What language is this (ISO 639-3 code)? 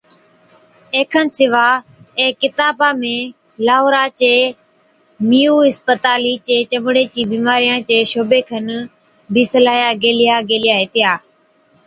odk